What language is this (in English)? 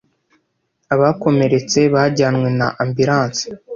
Kinyarwanda